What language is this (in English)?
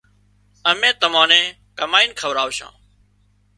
Wadiyara Koli